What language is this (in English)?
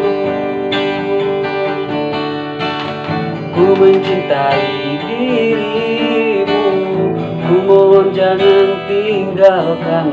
Indonesian